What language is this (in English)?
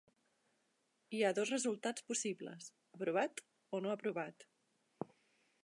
Catalan